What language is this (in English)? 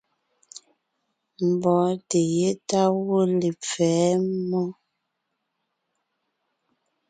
Ngiemboon